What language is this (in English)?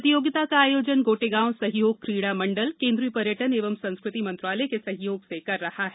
Hindi